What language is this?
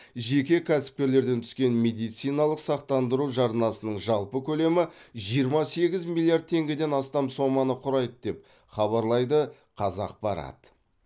Kazakh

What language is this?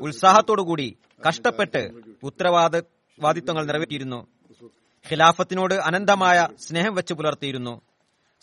Malayalam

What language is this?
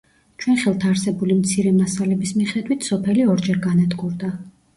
Georgian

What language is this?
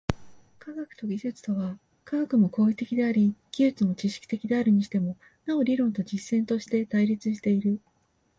Japanese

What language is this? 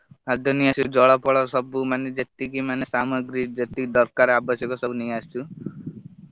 Odia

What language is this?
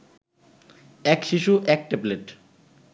Bangla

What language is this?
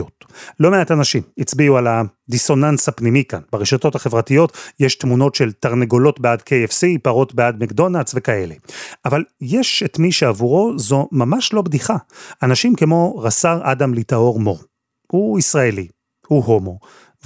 Hebrew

